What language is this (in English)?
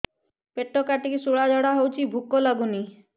Odia